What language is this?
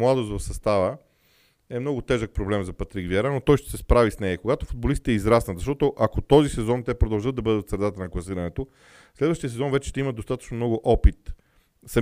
Bulgarian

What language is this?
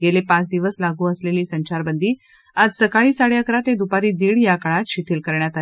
Marathi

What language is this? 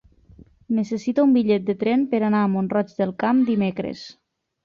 Catalan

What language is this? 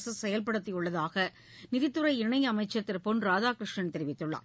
Tamil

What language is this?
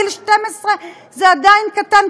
Hebrew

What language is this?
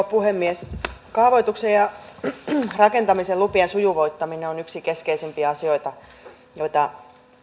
Finnish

